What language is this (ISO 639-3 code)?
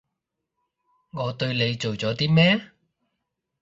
yue